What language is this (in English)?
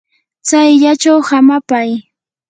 Yanahuanca Pasco Quechua